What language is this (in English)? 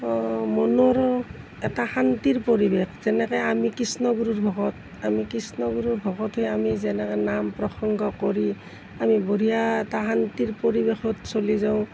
Assamese